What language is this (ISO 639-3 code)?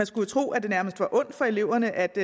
dan